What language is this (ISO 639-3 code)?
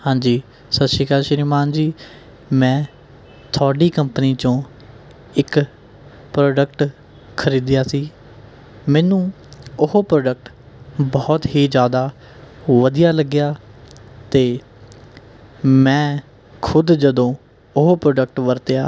pan